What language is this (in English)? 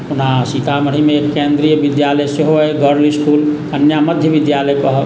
Maithili